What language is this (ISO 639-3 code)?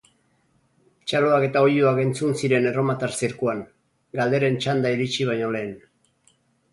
eus